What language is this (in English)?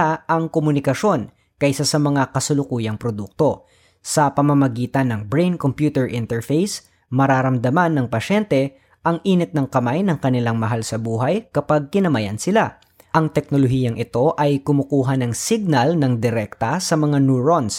Filipino